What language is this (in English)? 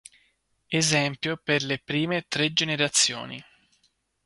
Italian